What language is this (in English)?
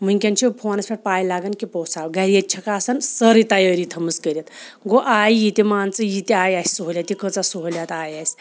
Kashmiri